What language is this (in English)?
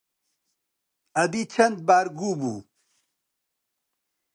Central Kurdish